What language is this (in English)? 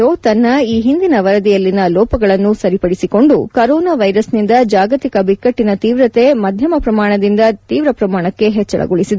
Kannada